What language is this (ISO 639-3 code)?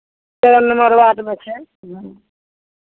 mai